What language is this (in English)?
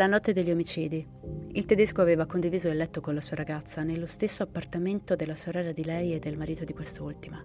Italian